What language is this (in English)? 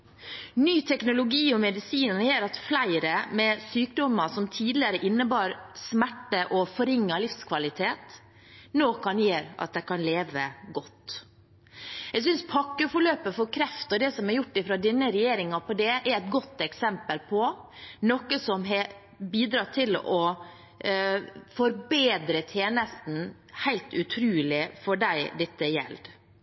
Norwegian Bokmål